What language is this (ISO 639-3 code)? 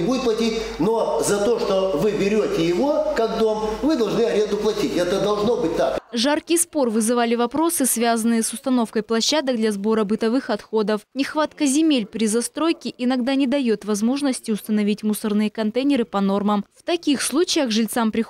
rus